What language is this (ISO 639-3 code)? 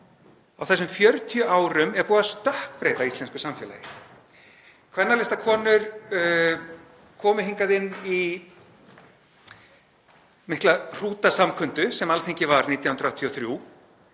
isl